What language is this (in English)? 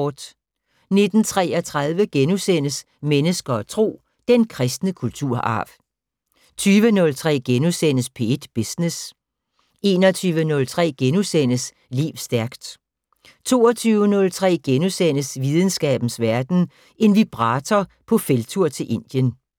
Danish